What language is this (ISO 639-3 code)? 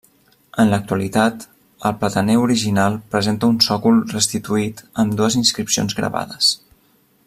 cat